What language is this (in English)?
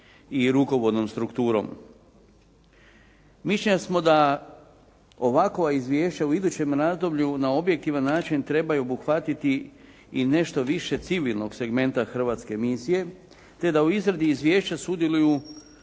Croatian